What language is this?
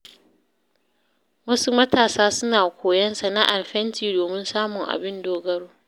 Hausa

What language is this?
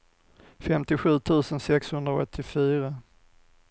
Swedish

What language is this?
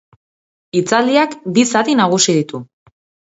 Basque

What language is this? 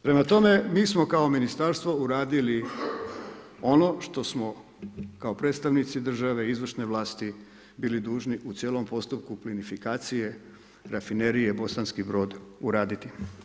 Croatian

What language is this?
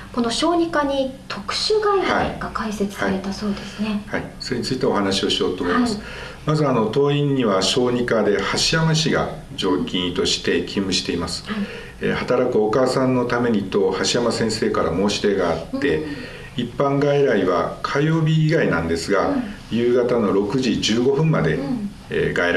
Japanese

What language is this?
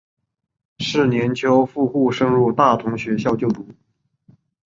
Chinese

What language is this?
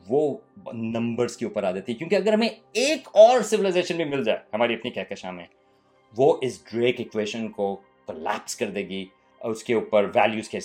Urdu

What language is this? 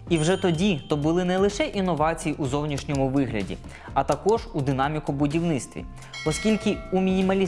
Ukrainian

